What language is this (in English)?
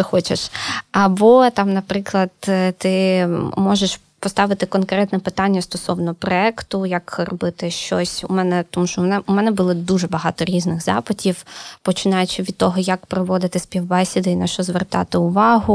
Ukrainian